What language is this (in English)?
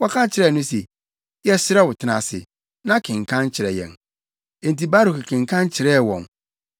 Akan